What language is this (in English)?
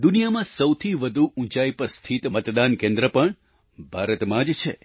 Gujarati